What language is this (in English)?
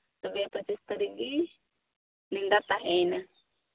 Santali